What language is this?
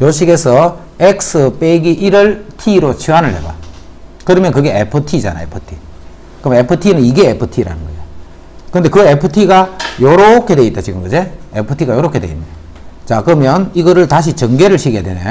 Korean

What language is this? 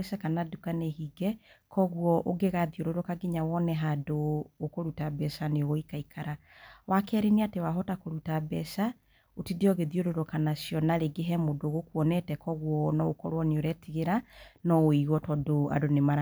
Kikuyu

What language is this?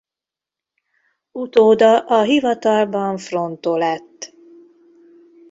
Hungarian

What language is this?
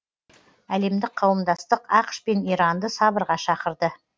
Kazakh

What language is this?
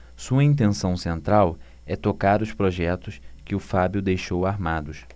Portuguese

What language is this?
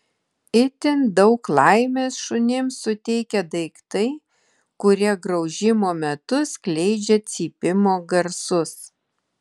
Lithuanian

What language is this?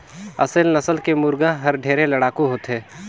Chhattisgarhi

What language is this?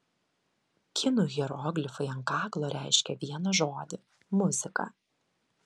Lithuanian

